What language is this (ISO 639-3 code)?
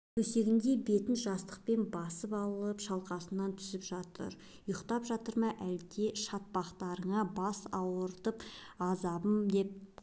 kaz